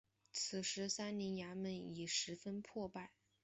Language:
Chinese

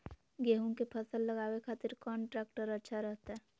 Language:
Magahi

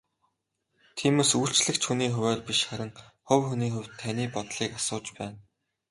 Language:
Mongolian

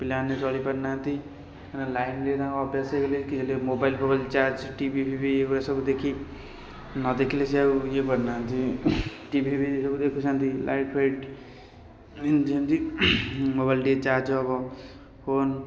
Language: Odia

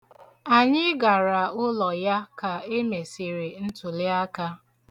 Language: Igbo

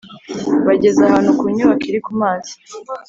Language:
Kinyarwanda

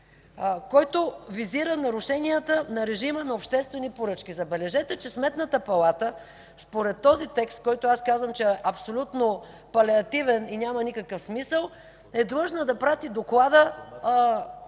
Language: Bulgarian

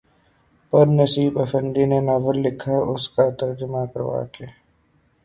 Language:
Urdu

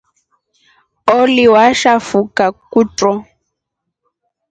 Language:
Rombo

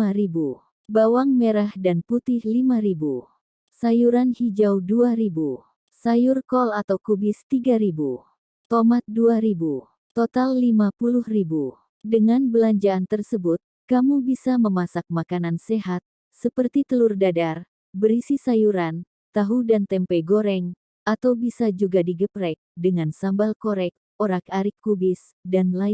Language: Indonesian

